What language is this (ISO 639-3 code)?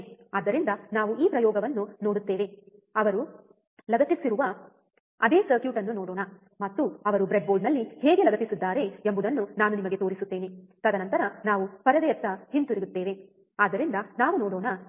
kan